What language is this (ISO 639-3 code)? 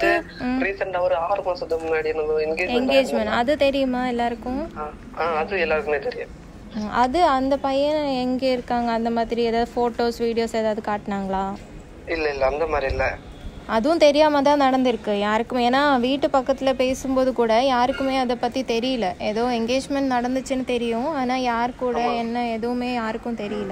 ara